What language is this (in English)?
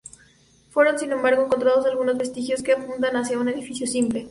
Spanish